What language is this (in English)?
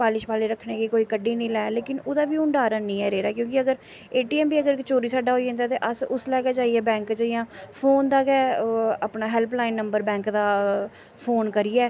Dogri